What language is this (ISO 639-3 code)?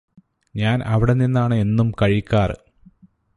mal